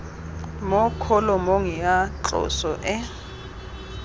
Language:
Tswana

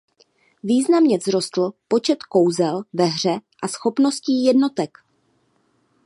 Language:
Czech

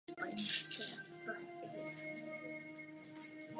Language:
Czech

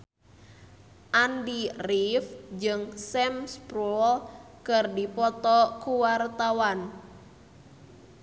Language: Sundanese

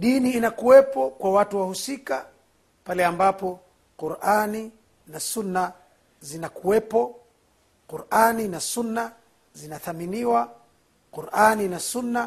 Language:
Swahili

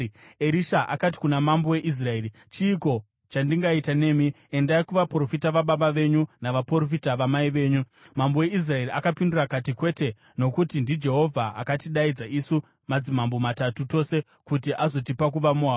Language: Shona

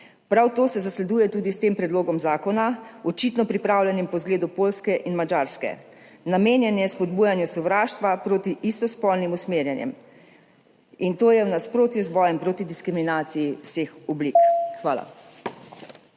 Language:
Slovenian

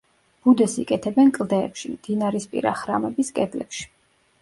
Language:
Georgian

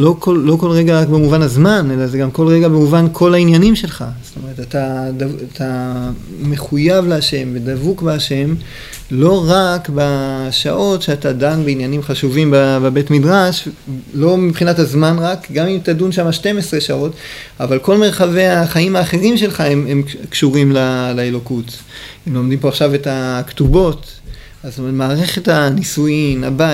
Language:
Hebrew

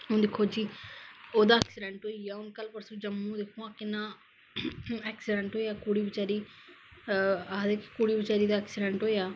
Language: Dogri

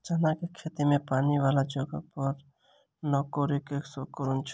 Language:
Maithili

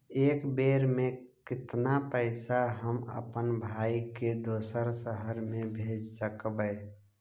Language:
Magahi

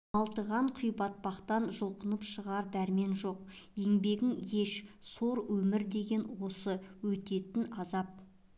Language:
Kazakh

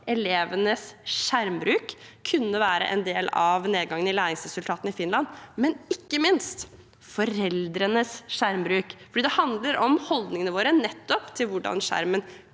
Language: Norwegian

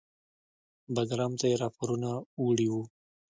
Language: Pashto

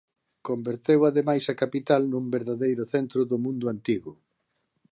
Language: Galician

